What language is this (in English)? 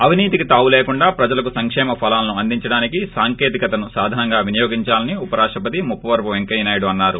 Telugu